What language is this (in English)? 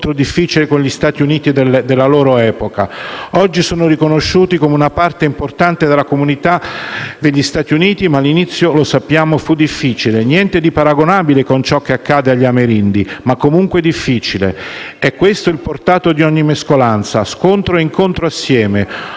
Italian